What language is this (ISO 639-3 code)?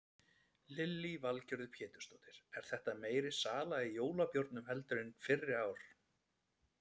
isl